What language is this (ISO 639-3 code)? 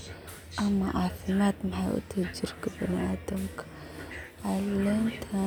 som